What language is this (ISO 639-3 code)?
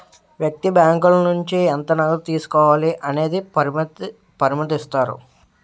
tel